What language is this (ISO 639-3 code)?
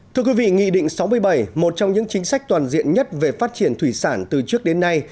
vie